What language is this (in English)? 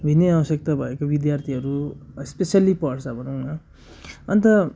Nepali